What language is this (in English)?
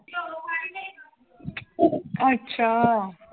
Punjabi